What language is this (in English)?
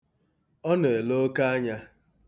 Igbo